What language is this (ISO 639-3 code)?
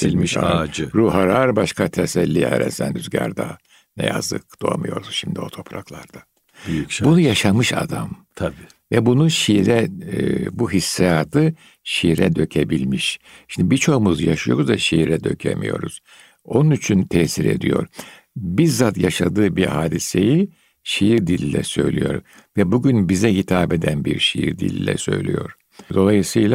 tur